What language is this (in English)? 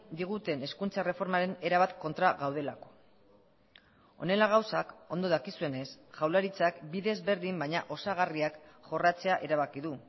Basque